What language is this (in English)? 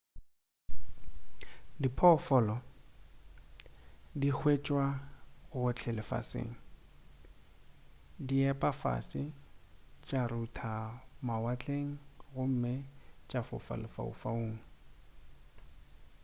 Northern Sotho